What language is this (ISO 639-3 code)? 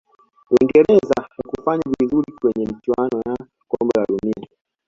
swa